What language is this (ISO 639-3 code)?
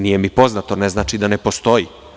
srp